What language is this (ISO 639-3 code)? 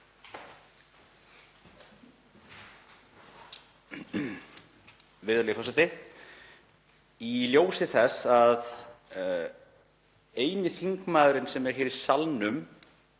isl